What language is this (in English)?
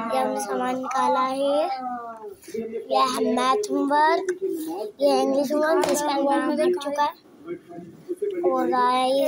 Hindi